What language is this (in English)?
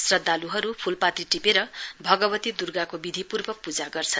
Nepali